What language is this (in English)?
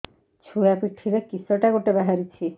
Odia